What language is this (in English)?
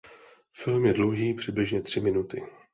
Czech